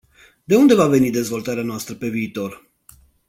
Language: Romanian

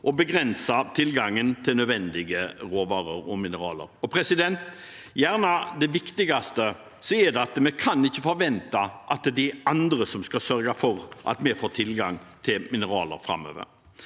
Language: Norwegian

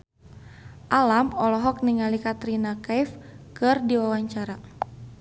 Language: Sundanese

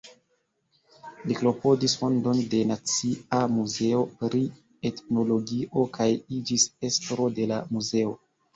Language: Esperanto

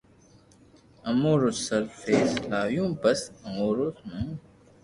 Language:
Loarki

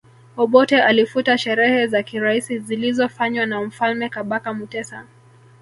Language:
Swahili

